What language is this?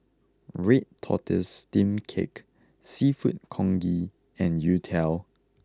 English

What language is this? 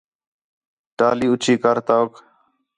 Khetrani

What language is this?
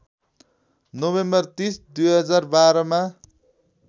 Nepali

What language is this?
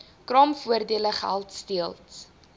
Afrikaans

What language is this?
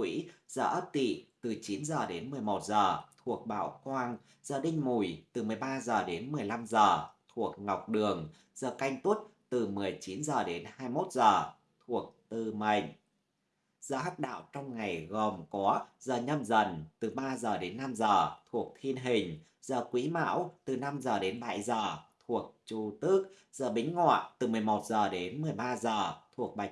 Vietnamese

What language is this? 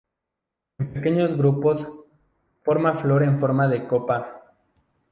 Spanish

